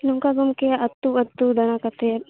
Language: Santali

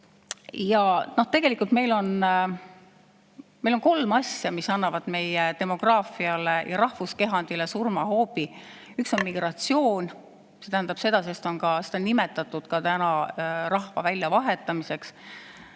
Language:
Estonian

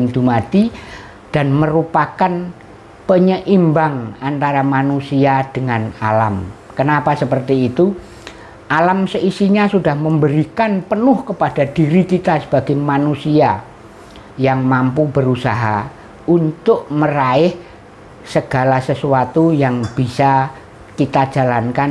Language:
Indonesian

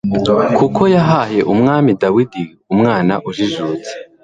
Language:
Kinyarwanda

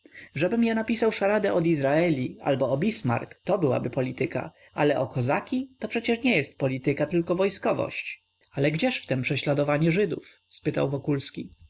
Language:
Polish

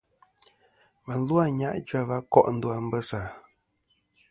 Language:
Kom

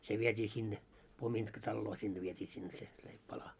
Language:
Finnish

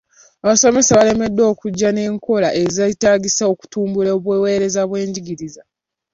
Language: Ganda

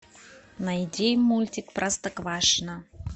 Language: Russian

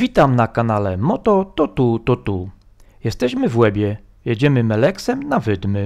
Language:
Polish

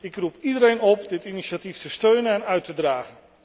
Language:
Dutch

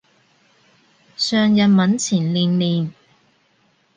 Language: Cantonese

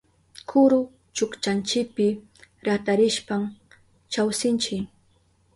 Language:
Southern Pastaza Quechua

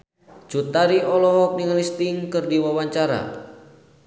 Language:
Sundanese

